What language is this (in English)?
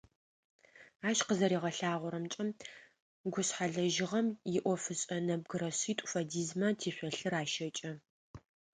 Adyghe